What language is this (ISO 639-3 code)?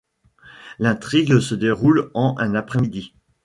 fra